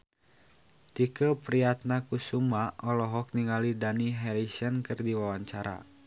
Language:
Sundanese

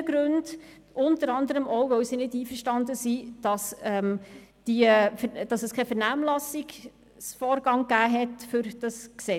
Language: Swiss German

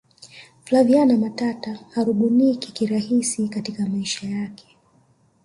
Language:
Swahili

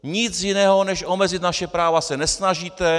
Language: Czech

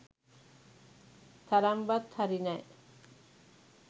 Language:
Sinhala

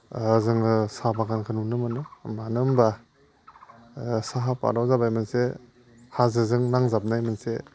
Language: Bodo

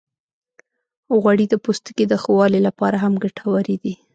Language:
Pashto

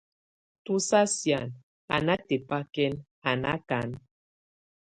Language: Tunen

